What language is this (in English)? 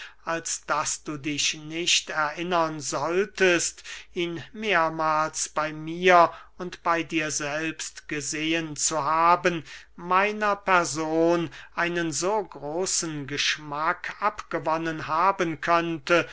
German